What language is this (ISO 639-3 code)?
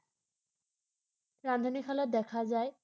asm